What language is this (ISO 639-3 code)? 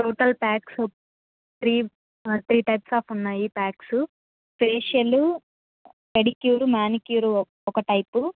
tel